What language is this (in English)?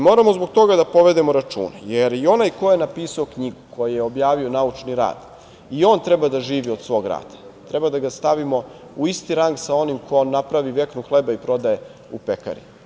Serbian